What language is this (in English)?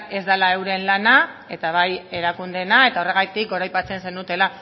Basque